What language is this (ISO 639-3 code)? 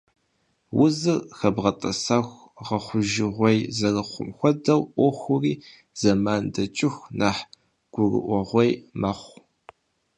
kbd